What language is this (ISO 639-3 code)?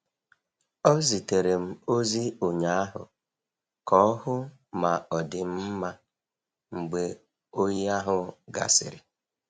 ibo